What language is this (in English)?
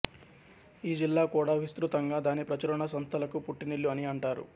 Telugu